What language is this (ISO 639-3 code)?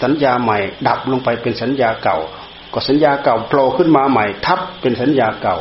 tha